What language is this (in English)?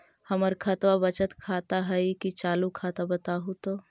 Magahi